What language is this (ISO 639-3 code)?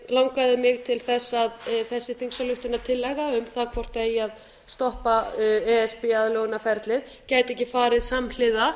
isl